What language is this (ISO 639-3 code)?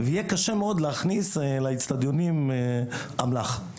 heb